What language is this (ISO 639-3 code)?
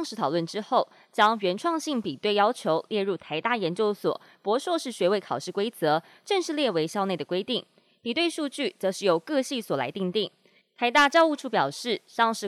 zho